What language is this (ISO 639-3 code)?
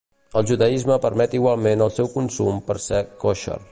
cat